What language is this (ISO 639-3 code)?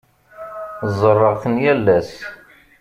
kab